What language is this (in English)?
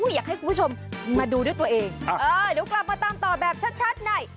Thai